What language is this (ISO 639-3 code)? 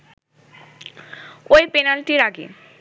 ben